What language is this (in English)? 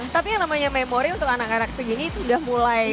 Indonesian